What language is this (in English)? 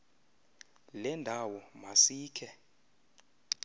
Xhosa